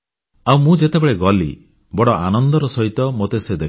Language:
Odia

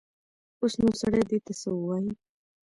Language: Pashto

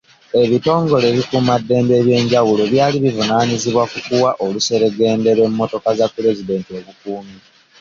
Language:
Ganda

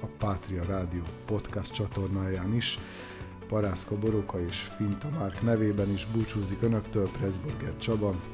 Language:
Hungarian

